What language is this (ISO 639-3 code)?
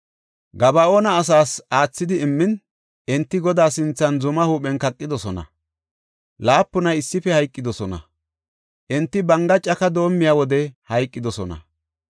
gof